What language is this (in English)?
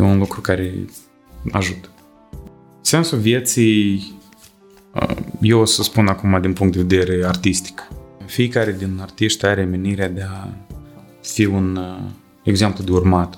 Romanian